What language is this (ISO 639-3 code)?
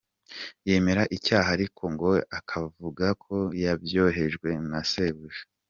kin